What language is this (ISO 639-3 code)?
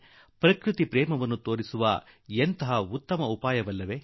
kan